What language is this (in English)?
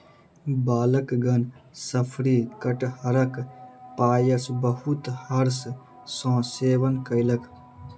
Maithili